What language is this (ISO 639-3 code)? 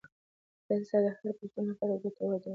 pus